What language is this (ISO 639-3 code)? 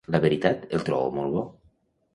cat